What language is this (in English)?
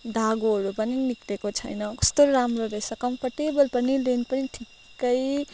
Nepali